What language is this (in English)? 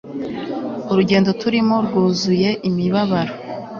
Kinyarwanda